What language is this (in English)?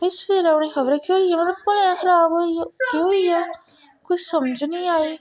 Dogri